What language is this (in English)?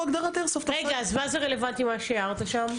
Hebrew